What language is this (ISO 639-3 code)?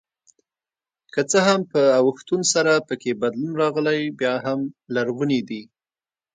pus